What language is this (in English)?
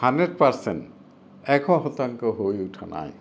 Assamese